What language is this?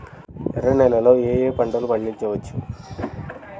Telugu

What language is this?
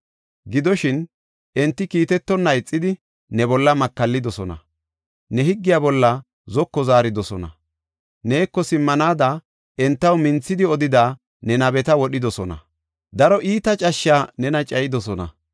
Gofa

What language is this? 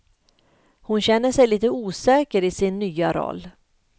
Swedish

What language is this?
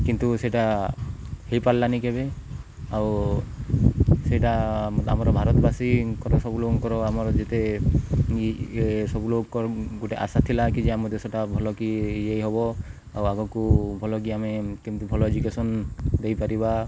Odia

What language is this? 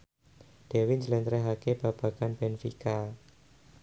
Javanese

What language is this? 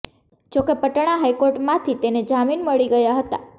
Gujarati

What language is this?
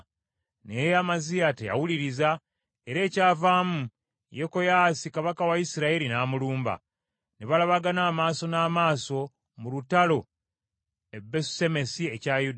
Ganda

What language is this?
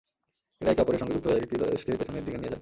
Bangla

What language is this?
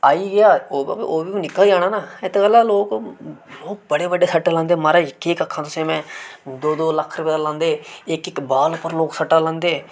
Dogri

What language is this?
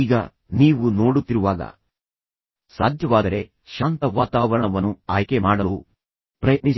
Kannada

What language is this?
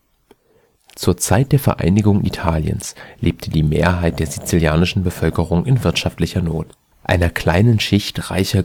German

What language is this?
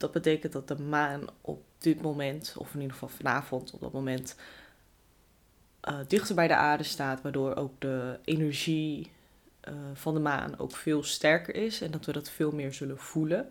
Dutch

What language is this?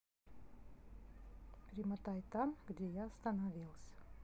Russian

